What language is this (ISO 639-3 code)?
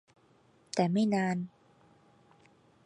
tha